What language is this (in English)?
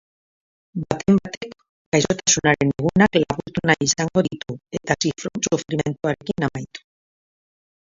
Basque